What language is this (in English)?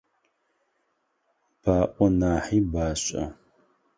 Adyghe